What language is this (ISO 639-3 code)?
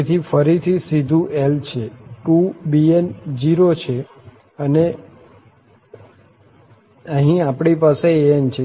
guj